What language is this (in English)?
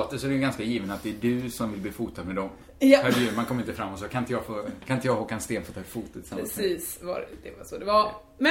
Swedish